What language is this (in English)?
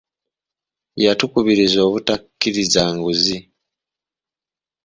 Ganda